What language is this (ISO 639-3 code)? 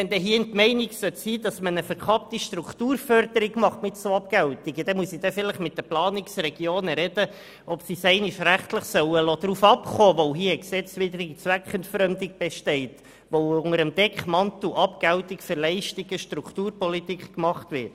gsw